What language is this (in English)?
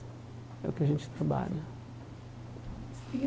Portuguese